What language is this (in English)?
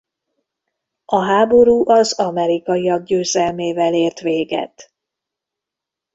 Hungarian